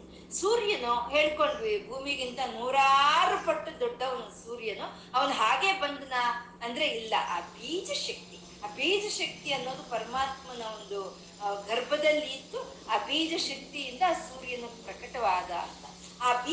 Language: Kannada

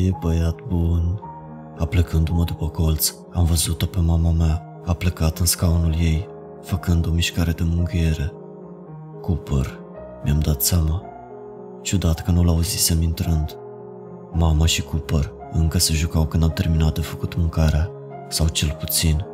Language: Romanian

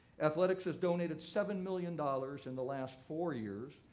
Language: English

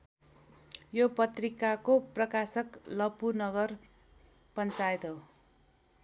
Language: Nepali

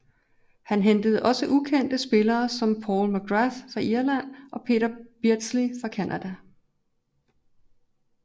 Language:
Danish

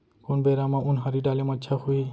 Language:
Chhattisgarhi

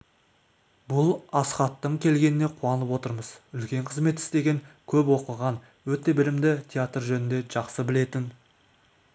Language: Kazakh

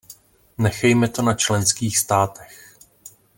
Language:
Czech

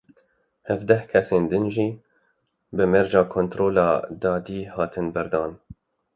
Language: Kurdish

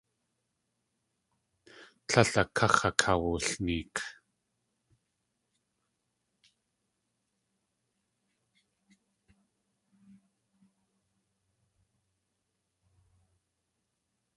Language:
Tlingit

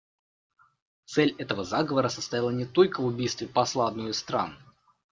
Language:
Russian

